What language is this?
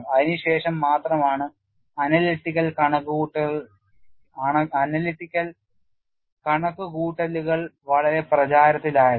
Malayalam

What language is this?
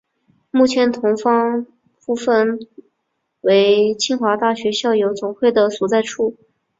Chinese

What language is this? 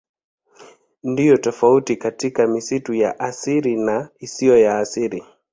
Swahili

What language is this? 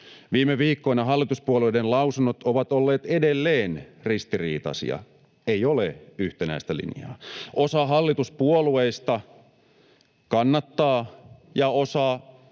Finnish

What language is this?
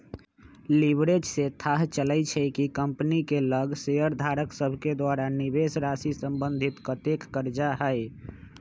Magahi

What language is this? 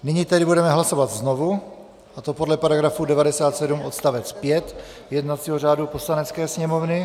Czech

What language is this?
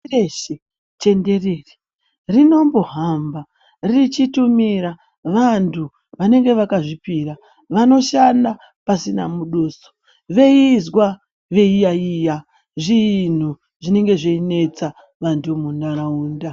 Ndau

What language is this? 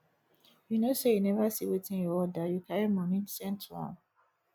Nigerian Pidgin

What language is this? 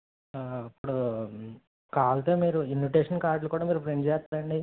Telugu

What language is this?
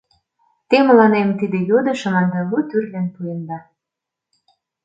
Mari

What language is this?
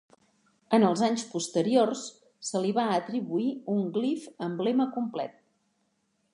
Catalan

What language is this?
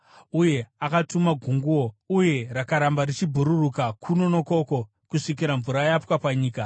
Shona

